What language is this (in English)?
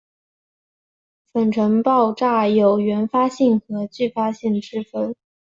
Chinese